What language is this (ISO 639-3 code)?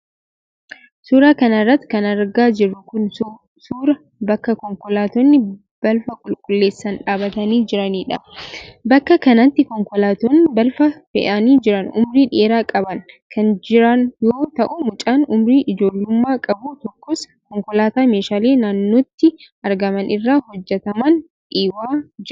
orm